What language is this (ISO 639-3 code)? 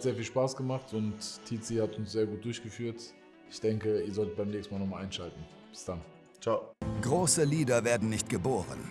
deu